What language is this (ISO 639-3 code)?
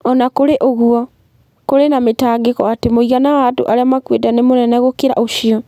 kik